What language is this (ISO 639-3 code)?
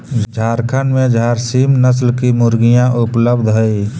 mag